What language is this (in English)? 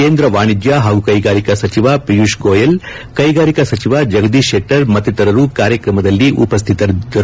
Kannada